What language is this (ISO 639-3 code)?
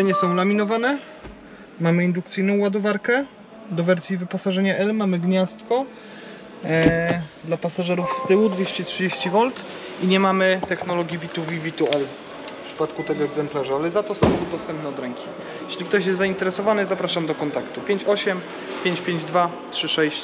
pol